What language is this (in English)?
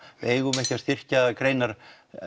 Icelandic